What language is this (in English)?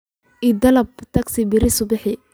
Somali